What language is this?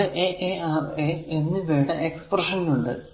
Malayalam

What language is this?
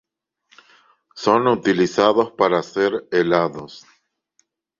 Spanish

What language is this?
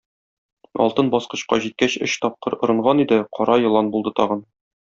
Tatar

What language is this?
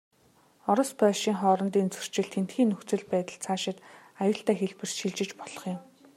Mongolian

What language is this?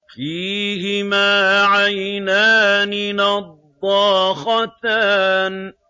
Arabic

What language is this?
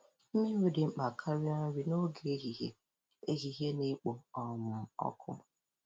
Igbo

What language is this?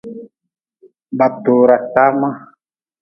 Nawdm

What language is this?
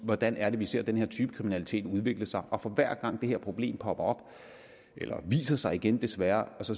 Danish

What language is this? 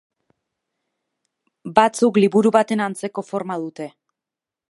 Basque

